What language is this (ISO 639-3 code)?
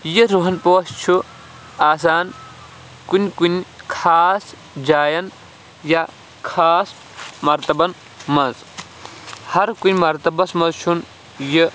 kas